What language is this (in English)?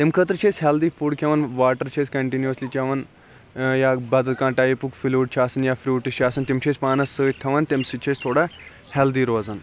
Kashmiri